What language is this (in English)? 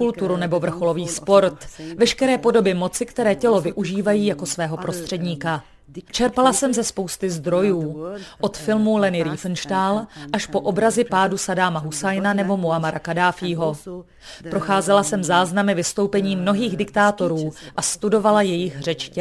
Czech